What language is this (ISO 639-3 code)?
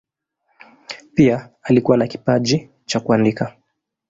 swa